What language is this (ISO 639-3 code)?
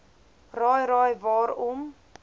afr